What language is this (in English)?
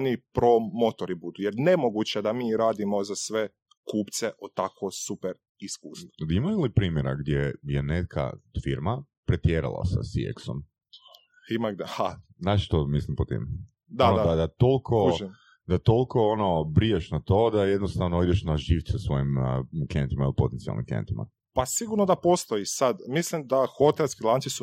Croatian